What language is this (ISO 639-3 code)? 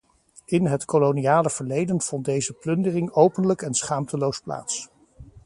nld